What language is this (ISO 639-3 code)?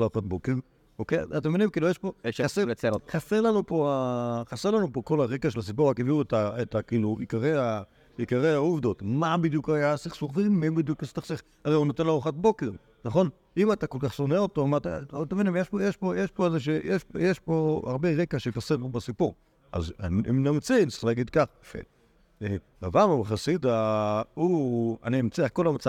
heb